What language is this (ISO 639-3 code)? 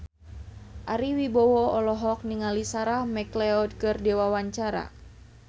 sun